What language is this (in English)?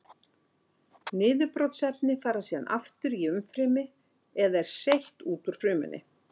Icelandic